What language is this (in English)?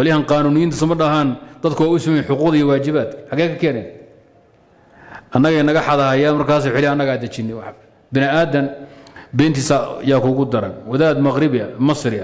Arabic